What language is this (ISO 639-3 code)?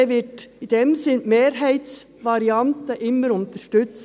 gsw